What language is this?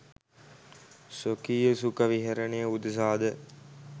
Sinhala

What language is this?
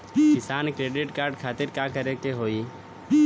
Bhojpuri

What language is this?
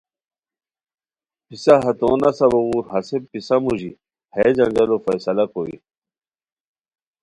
Khowar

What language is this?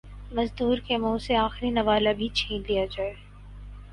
Urdu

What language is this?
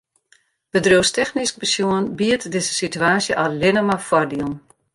Western Frisian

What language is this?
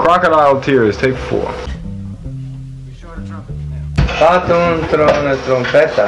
Spanish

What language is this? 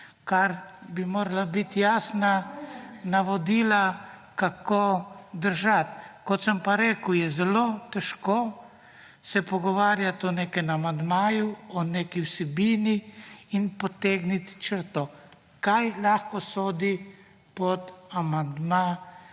Slovenian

